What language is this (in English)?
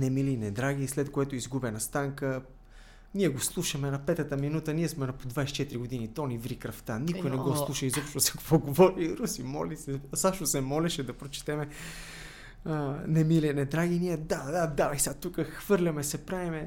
Bulgarian